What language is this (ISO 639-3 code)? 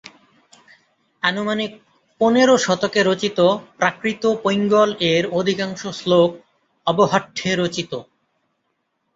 ben